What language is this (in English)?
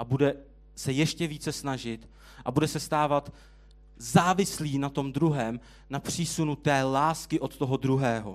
Czech